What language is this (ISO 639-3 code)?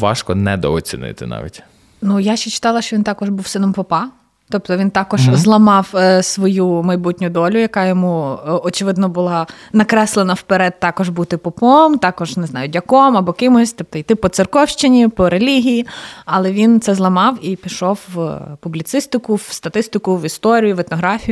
ukr